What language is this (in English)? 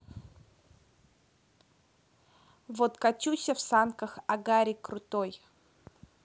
Russian